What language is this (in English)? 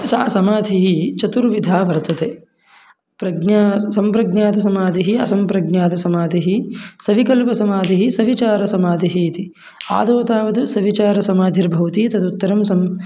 Sanskrit